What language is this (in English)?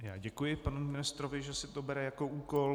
Czech